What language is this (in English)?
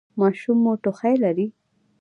Pashto